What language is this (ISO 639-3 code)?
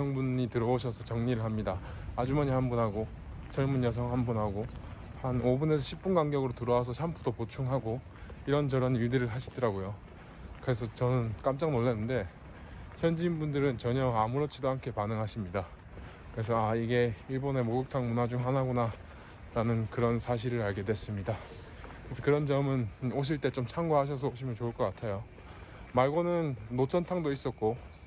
kor